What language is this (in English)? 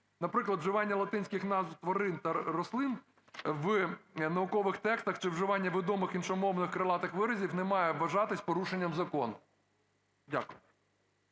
Ukrainian